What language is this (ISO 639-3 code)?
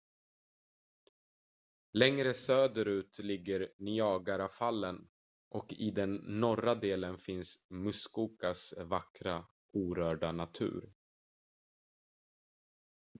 swe